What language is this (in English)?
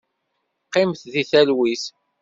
Kabyle